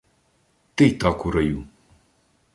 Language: Ukrainian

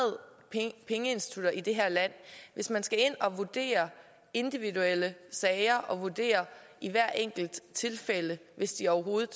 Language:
Danish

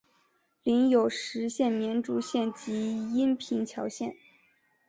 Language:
Chinese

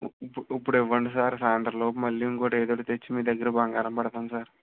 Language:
Telugu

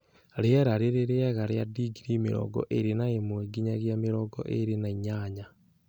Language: Kikuyu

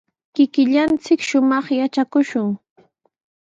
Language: Sihuas Ancash Quechua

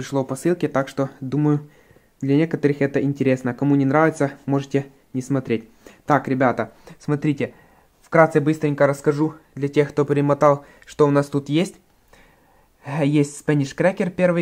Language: Russian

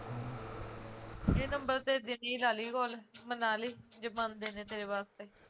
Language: Punjabi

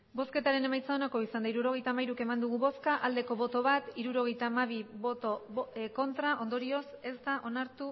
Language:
Basque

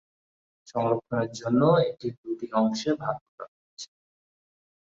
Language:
Bangla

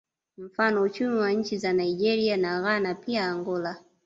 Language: Swahili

